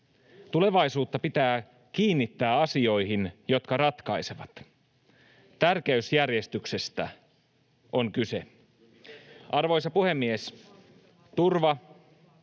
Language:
Finnish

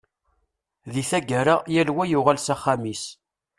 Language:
Kabyle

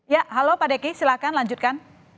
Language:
Indonesian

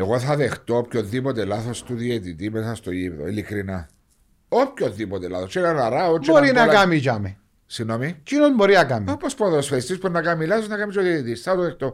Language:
Greek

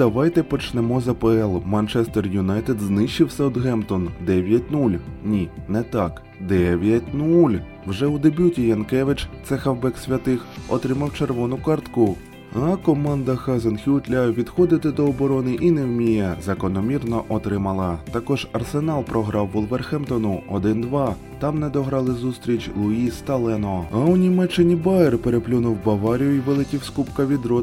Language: Ukrainian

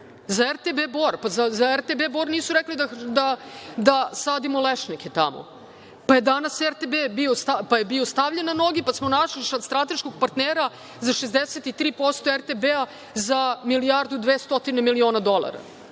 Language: Serbian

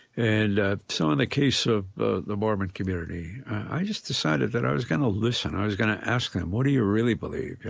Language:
English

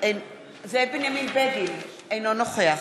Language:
Hebrew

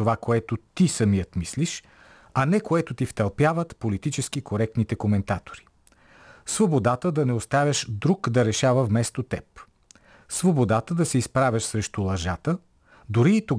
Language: Bulgarian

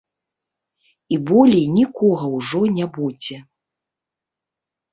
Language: Belarusian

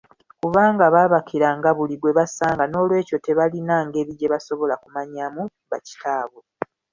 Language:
Ganda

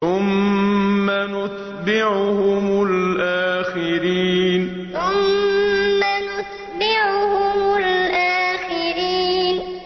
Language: Arabic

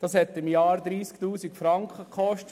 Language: Swiss German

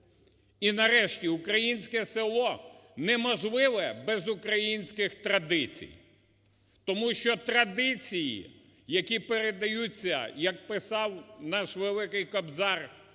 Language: Ukrainian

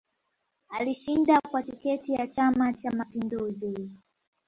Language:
Swahili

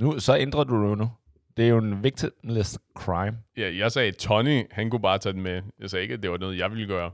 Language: Danish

